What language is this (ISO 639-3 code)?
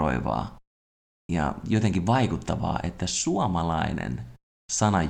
fin